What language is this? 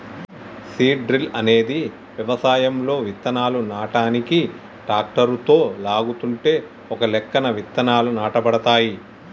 Telugu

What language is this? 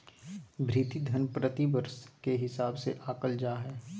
Magahi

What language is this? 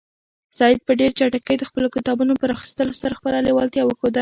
Pashto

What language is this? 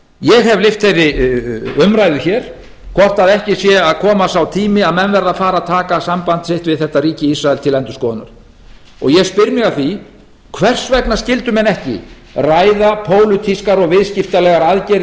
Icelandic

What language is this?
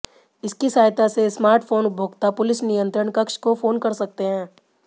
Hindi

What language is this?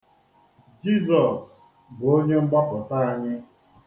Igbo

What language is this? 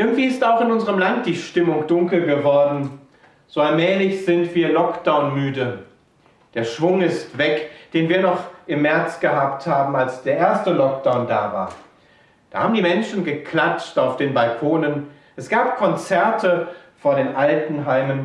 German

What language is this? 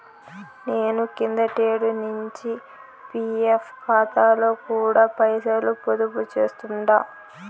Telugu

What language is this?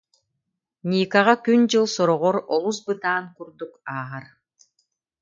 Yakut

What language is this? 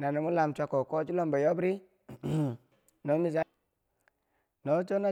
Bangwinji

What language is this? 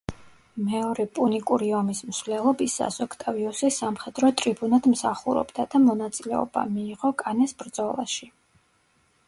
Georgian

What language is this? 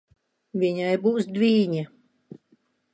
Latvian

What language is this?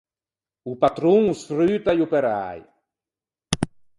Ligurian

